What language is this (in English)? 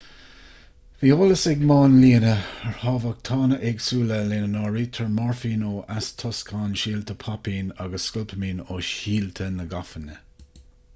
Irish